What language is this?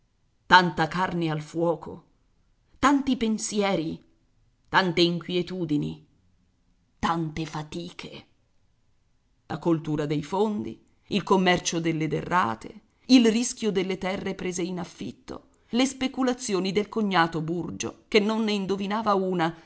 Italian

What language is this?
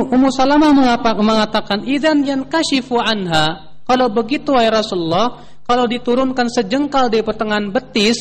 Indonesian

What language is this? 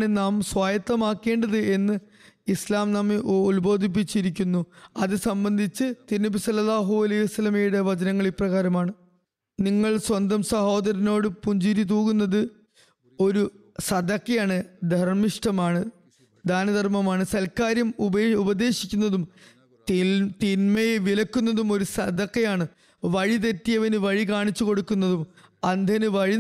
Malayalam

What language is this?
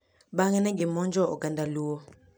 Luo (Kenya and Tanzania)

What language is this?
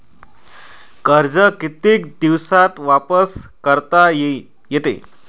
Marathi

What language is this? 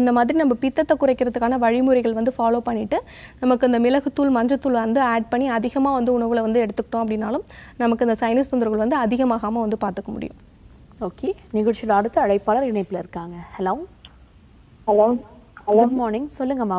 Hindi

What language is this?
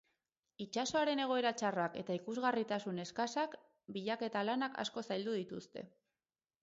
Basque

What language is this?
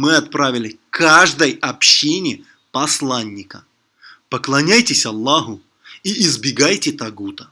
Russian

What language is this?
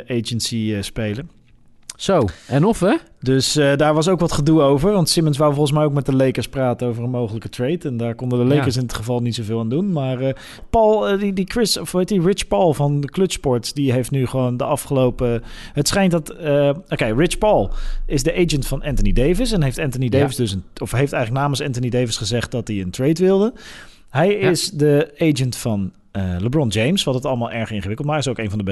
Dutch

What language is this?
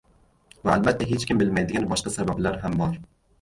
Uzbek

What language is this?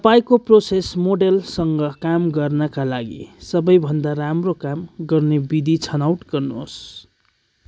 Nepali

